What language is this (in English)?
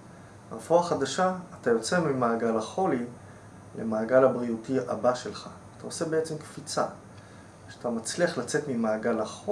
Hebrew